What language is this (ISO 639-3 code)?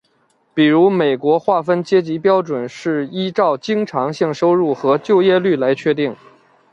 zho